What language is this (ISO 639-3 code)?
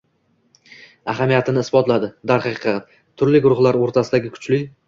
uzb